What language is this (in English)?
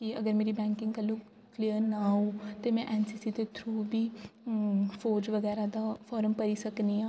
Dogri